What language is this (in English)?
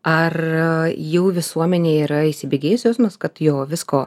Lithuanian